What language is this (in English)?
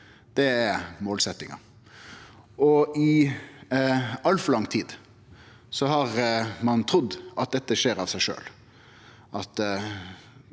Norwegian